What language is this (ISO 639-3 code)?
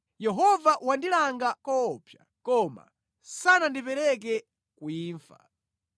nya